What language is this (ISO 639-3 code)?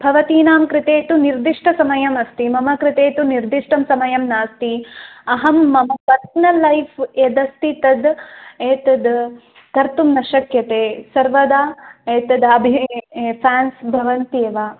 san